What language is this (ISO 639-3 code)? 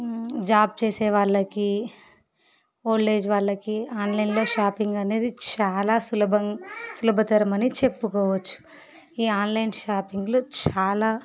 tel